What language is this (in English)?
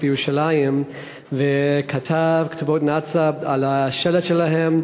Hebrew